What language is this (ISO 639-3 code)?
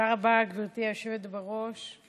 heb